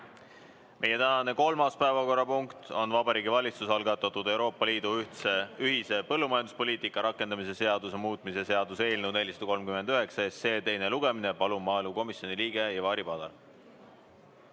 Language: Estonian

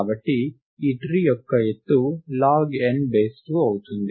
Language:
Telugu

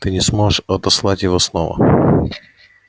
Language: Russian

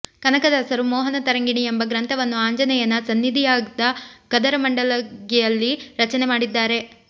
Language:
Kannada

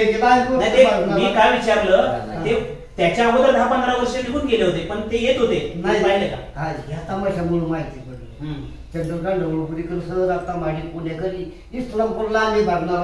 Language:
Indonesian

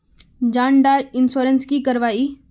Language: Magahi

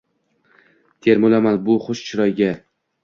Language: Uzbek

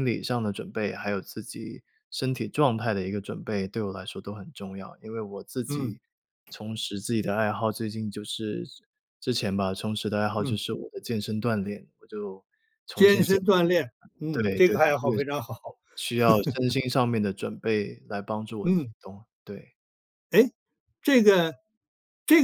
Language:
Chinese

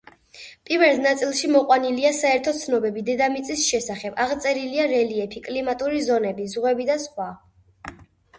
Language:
Georgian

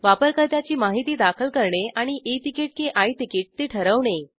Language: Marathi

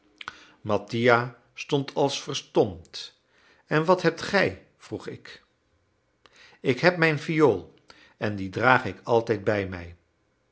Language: Dutch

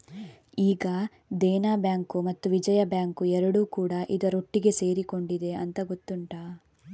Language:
Kannada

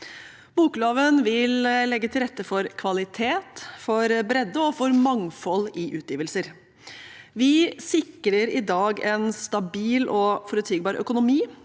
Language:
Norwegian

